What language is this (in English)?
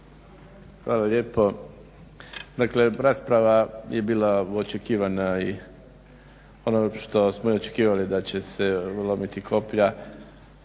Croatian